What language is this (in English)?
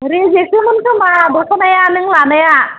Bodo